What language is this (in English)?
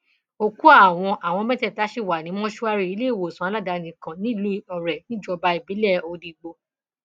Yoruba